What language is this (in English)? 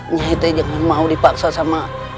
Indonesian